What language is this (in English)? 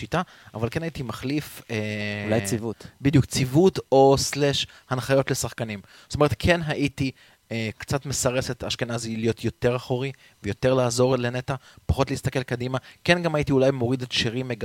Hebrew